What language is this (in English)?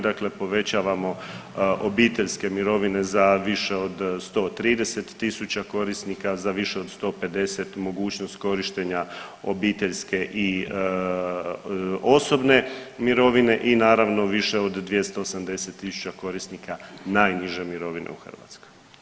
Croatian